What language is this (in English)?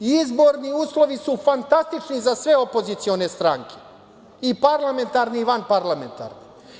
Serbian